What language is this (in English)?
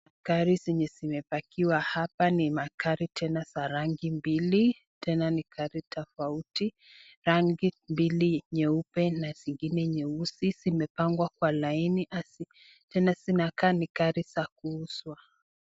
Swahili